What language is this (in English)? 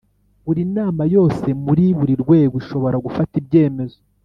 Kinyarwanda